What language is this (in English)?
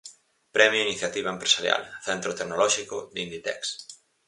Galician